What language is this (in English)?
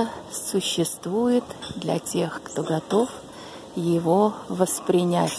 Russian